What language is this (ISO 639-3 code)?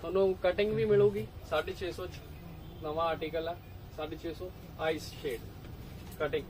hin